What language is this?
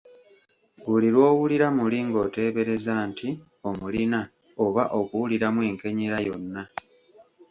Ganda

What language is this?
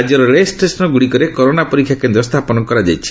Odia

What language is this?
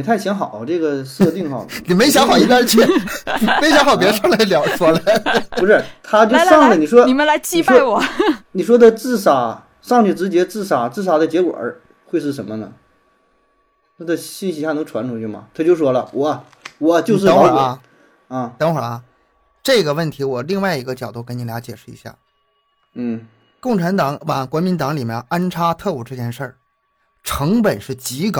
Chinese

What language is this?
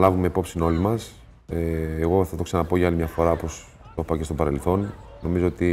Greek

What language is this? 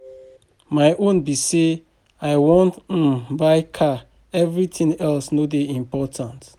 Nigerian Pidgin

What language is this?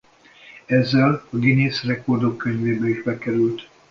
Hungarian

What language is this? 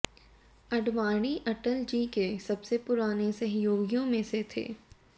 Hindi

